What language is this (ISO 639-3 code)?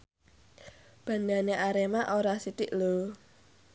jav